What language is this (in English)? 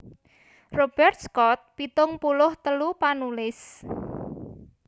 Javanese